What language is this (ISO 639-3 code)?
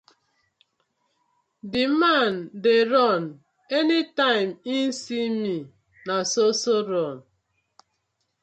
pcm